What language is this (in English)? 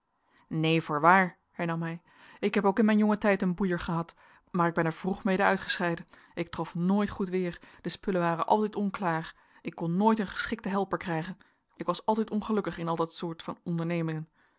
Dutch